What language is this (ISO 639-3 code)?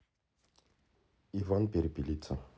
rus